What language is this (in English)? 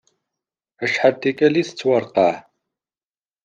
Kabyle